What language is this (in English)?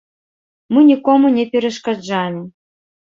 Belarusian